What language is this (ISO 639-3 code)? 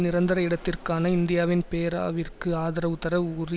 tam